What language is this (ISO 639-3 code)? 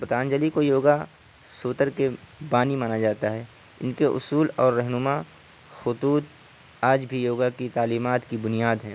urd